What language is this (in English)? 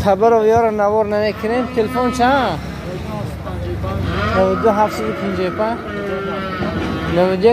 Persian